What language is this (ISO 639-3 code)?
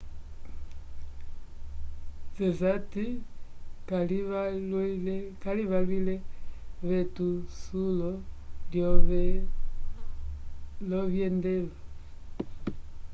umb